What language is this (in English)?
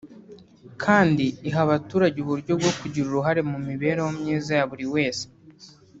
Kinyarwanda